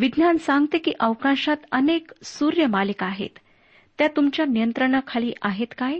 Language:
Marathi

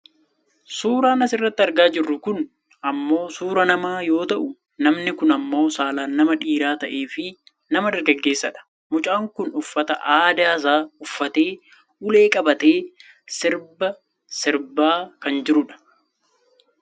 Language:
Oromo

